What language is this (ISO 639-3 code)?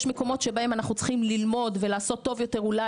heb